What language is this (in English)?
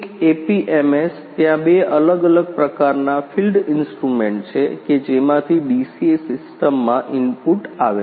Gujarati